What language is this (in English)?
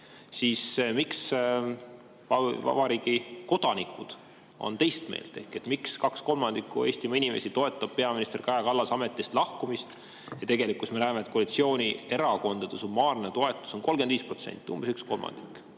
Estonian